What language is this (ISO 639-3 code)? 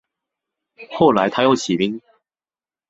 zho